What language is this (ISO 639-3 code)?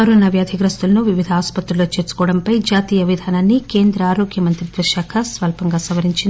tel